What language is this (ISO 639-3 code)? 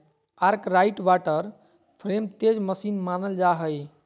mag